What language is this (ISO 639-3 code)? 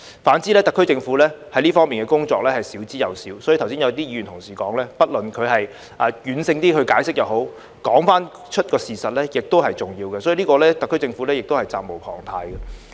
yue